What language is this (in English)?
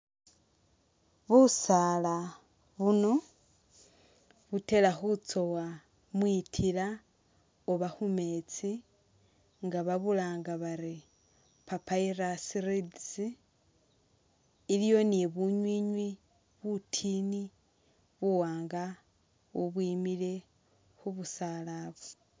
Masaaba